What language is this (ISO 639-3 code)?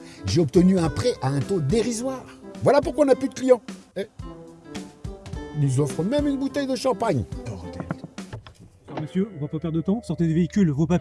fra